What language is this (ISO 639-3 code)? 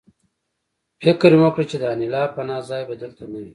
pus